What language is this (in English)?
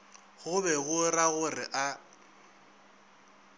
Northern Sotho